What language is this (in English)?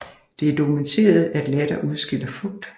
Danish